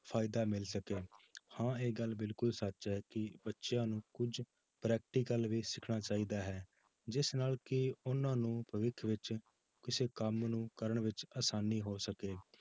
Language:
Punjabi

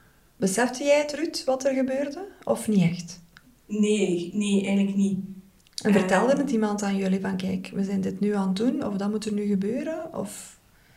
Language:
Dutch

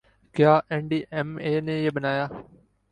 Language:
Urdu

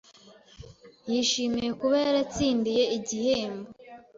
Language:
Kinyarwanda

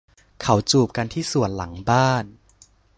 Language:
Thai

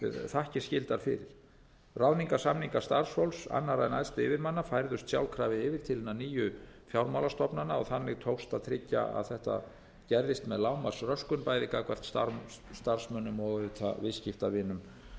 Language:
Icelandic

